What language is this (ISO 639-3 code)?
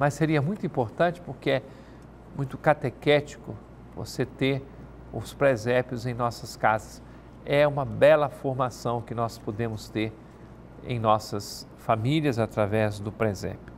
por